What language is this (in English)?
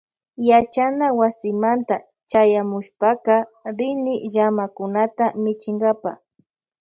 Loja Highland Quichua